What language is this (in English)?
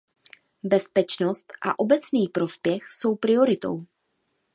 Czech